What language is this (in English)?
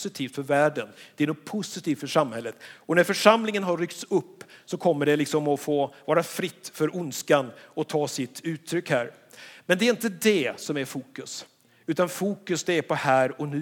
Swedish